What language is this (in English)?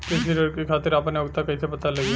Bhojpuri